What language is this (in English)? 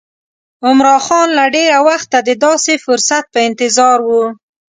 Pashto